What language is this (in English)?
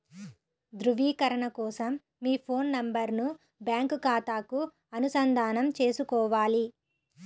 Telugu